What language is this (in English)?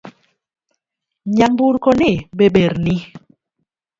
Luo (Kenya and Tanzania)